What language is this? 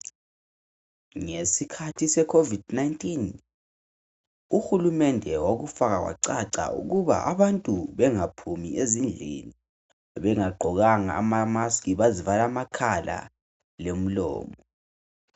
North Ndebele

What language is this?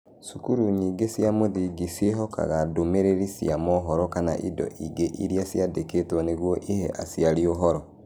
Kikuyu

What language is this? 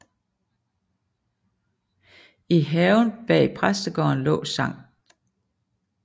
Danish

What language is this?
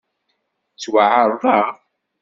Kabyle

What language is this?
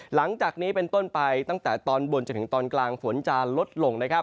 Thai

